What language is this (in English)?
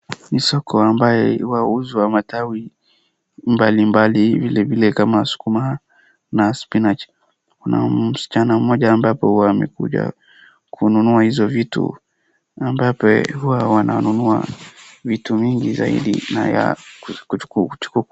Swahili